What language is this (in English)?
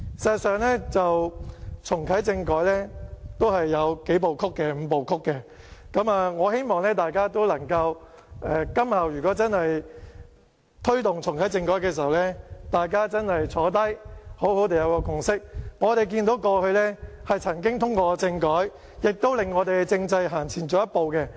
Cantonese